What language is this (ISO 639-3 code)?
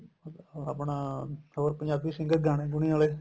pan